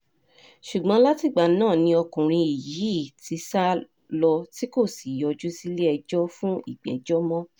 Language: Yoruba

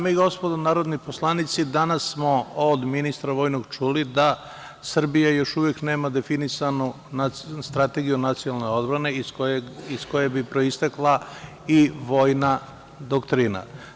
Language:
Serbian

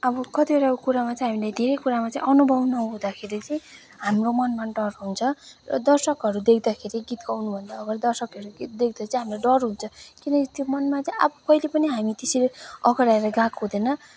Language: Nepali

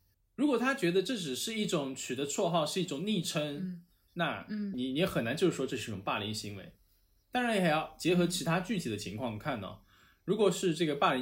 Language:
Chinese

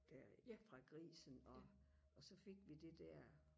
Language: Danish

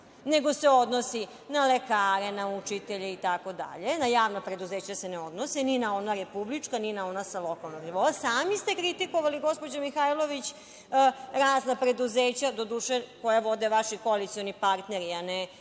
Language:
Serbian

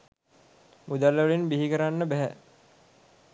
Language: Sinhala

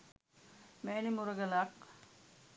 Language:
Sinhala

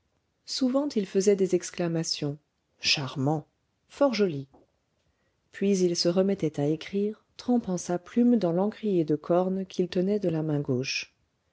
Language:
French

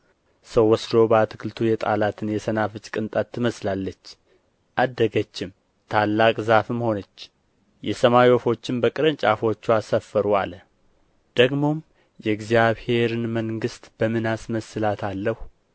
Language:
Amharic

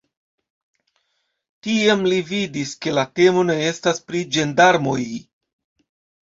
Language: Esperanto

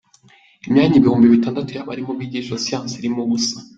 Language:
Kinyarwanda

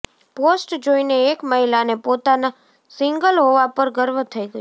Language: Gujarati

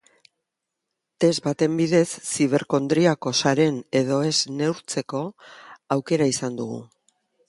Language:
Basque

